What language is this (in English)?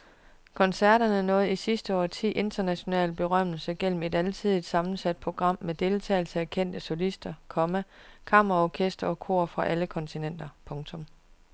Danish